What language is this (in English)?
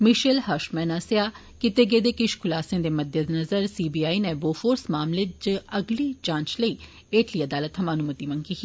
Dogri